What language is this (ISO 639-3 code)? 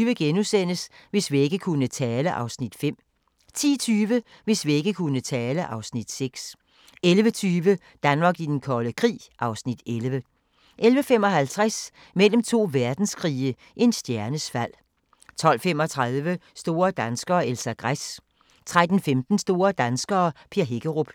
dan